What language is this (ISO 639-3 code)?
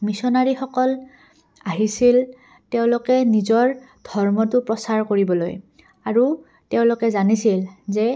asm